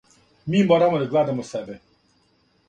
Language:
Serbian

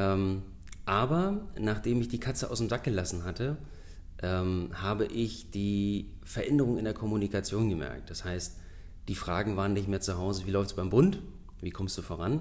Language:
German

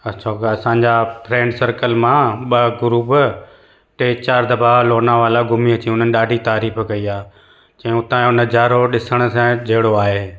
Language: Sindhi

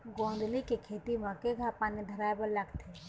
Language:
Chhattisgarhi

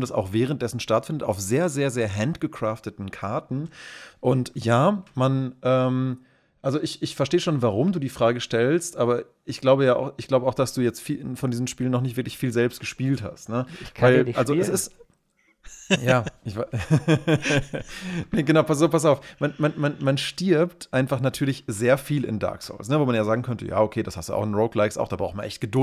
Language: German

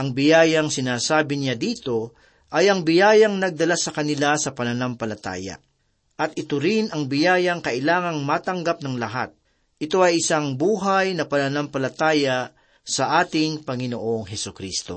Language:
Filipino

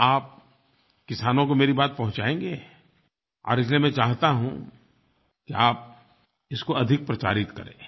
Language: Hindi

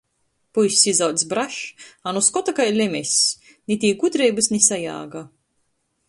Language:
Latgalian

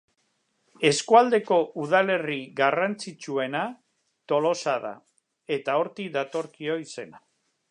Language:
Basque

